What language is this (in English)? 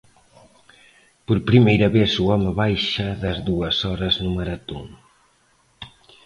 Galician